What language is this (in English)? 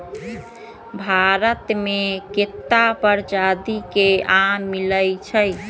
Magahi